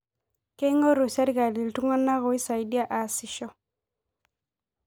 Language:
Masai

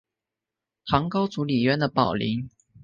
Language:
Chinese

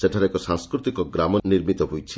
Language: Odia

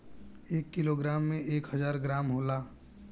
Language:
Bhojpuri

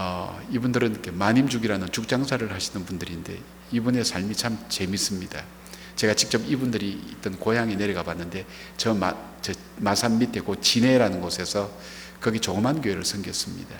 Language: Korean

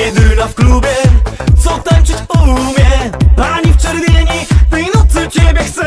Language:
Polish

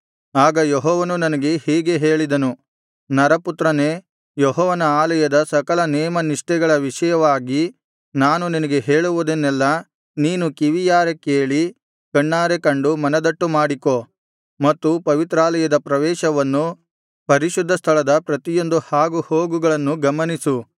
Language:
Kannada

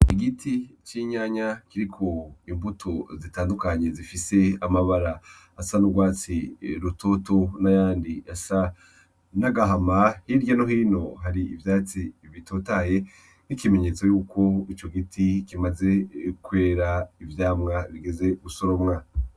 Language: Rundi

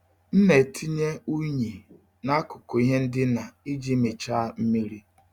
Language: Igbo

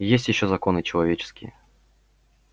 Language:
Russian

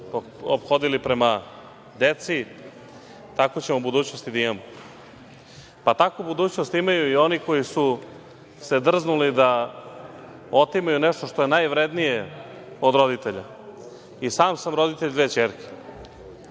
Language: Serbian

